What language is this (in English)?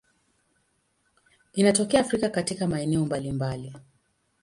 Swahili